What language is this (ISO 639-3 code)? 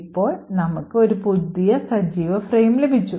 mal